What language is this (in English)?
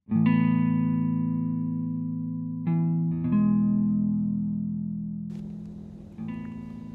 Urdu